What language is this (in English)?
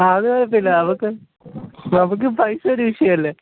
Malayalam